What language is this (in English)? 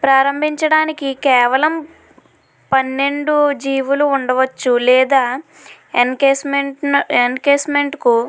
Telugu